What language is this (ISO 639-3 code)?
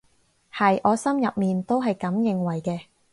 yue